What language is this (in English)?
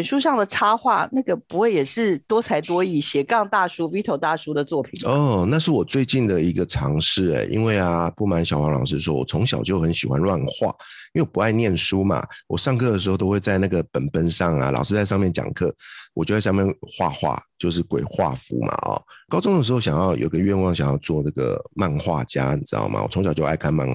Chinese